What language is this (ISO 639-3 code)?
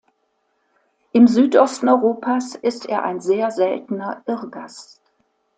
deu